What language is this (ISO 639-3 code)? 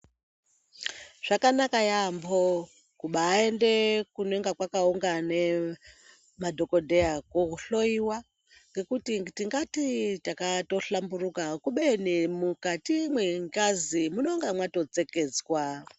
ndc